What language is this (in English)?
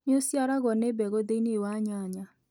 Kikuyu